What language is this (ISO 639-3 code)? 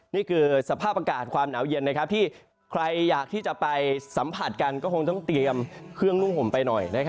tha